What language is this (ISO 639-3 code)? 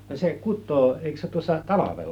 fin